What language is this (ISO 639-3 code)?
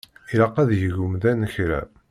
kab